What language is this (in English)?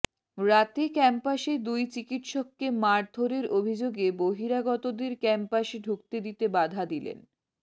Bangla